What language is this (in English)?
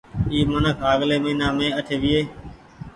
Goaria